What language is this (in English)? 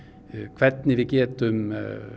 Icelandic